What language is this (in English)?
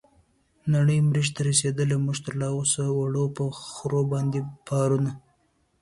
Pashto